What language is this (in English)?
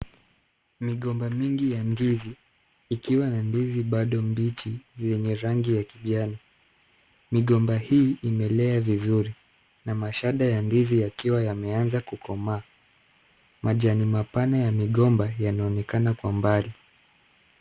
Swahili